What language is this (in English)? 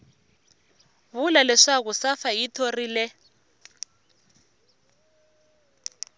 Tsonga